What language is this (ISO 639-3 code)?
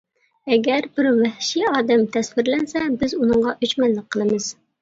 uig